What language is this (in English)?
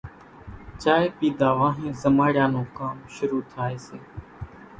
Kachi Koli